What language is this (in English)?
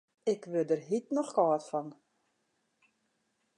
Western Frisian